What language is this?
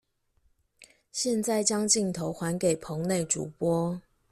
Chinese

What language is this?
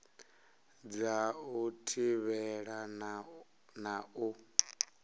Venda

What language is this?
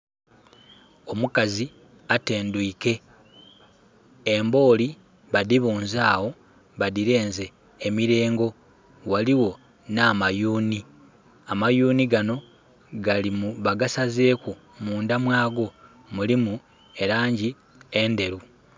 Soga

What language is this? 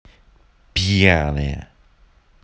Russian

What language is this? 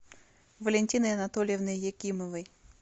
Russian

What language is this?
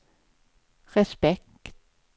Swedish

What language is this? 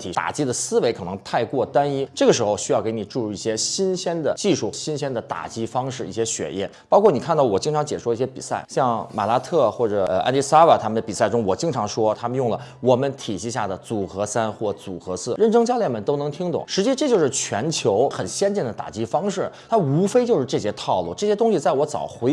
Chinese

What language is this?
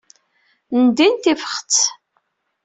Kabyle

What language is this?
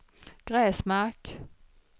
Swedish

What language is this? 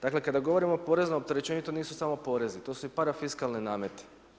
Croatian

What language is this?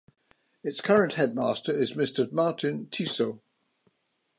English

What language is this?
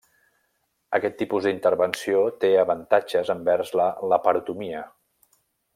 Catalan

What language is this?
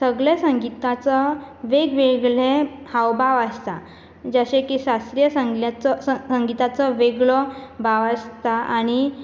Konkani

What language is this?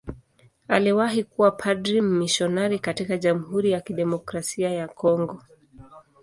Swahili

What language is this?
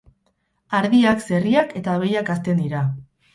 Basque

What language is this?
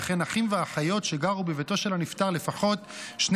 Hebrew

